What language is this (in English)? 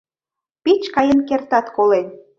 Mari